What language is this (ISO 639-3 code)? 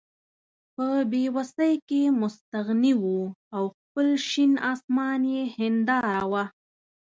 pus